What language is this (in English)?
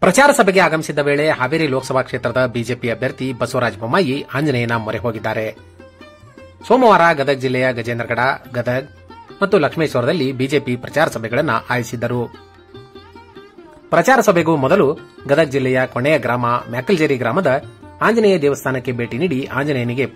Arabic